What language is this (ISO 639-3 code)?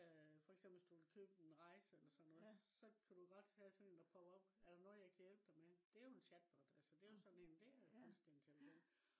dan